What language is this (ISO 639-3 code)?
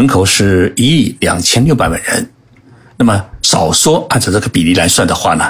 zho